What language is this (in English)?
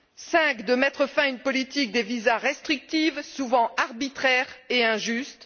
French